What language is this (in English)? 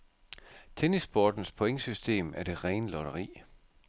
Danish